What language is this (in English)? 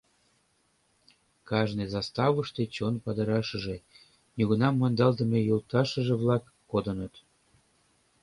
Mari